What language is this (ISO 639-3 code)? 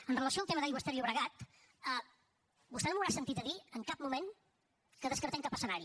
cat